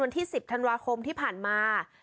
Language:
Thai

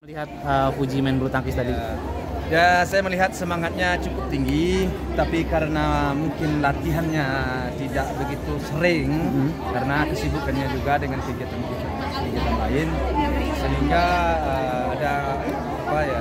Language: Indonesian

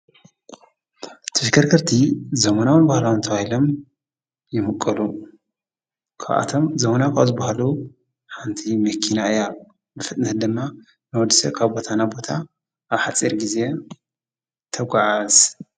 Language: Tigrinya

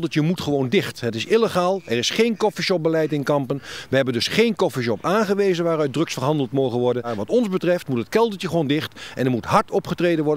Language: Dutch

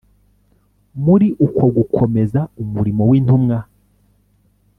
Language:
Kinyarwanda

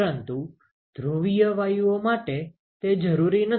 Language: Gujarati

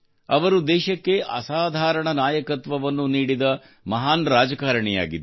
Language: Kannada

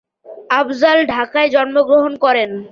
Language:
Bangla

